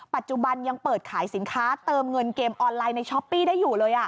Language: Thai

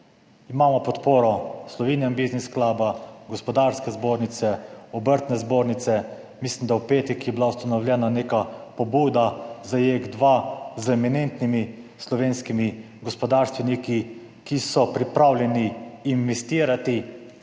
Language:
Slovenian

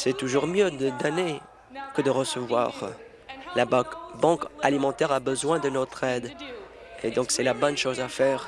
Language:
French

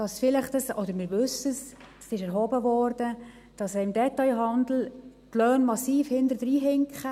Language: Swiss German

